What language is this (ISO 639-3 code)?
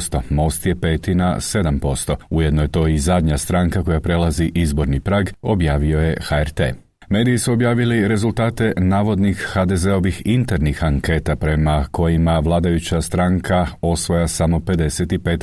hrv